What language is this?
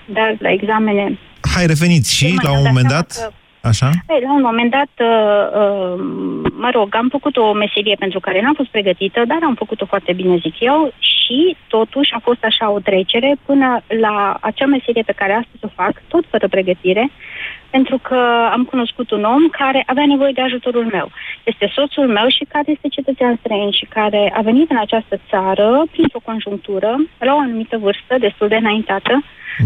Romanian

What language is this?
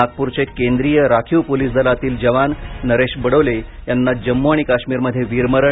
Marathi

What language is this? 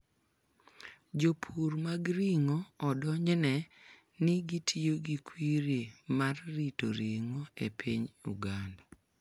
Luo (Kenya and Tanzania)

